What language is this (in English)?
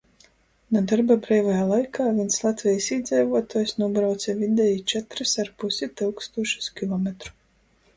Latgalian